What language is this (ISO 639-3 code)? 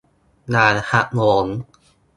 tha